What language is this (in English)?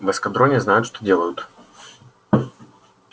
Russian